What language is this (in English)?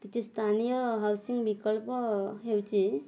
Odia